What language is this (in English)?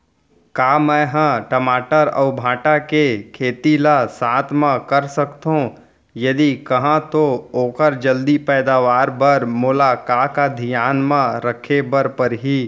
Chhattisgarhi